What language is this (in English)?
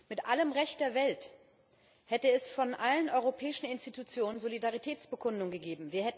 German